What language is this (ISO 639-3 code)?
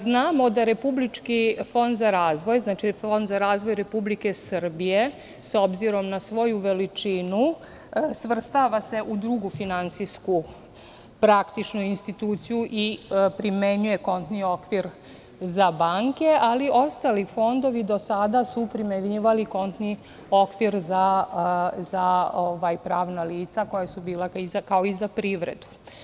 srp